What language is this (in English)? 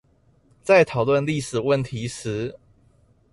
Chinese